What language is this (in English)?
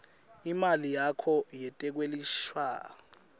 Swati